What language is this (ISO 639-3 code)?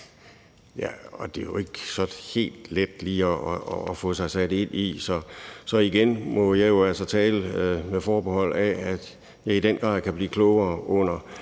dan